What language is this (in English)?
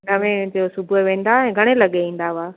Sindhi